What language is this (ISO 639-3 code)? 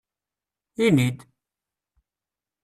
kab